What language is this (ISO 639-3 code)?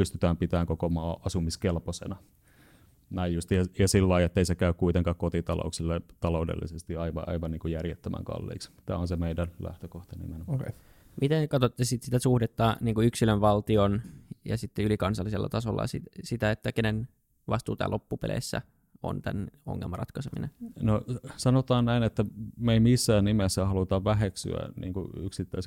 fin